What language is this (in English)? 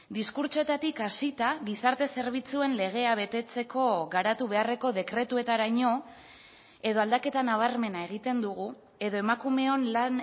Basque